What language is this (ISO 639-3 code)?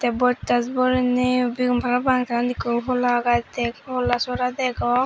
ccp